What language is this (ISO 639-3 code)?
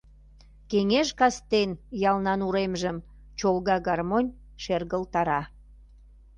chm